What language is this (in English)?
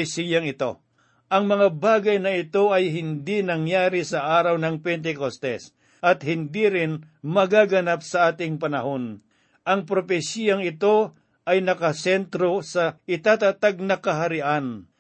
Filipino